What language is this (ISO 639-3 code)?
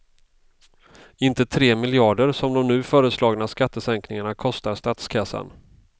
swe